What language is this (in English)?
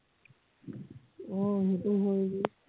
Assamese